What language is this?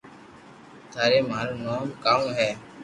Loarki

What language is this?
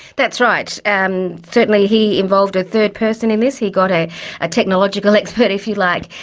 English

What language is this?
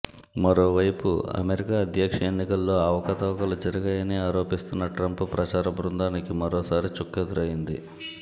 Telugu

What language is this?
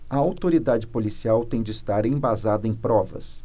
Portuguese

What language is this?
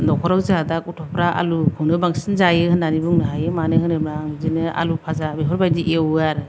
Bodo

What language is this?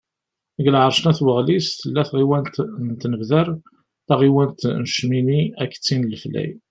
Kabyle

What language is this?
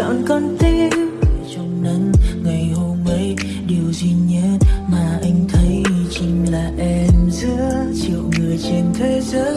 Vietnamese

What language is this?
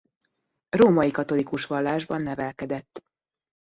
Hungarian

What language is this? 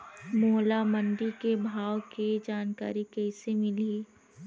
Chhattisgarhi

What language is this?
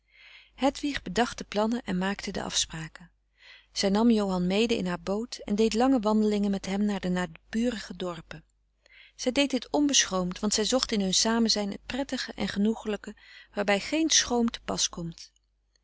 Dutch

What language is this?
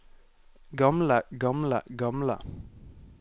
Norwegian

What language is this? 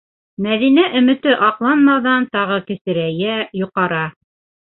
Bashkir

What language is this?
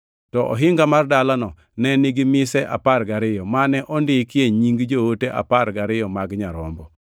Luo (Kenya and Tanzania)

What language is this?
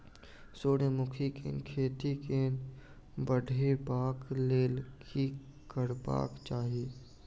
Maithili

